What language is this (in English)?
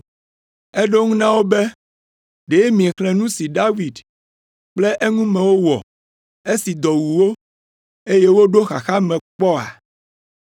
Ewe